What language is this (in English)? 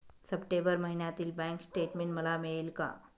Marathi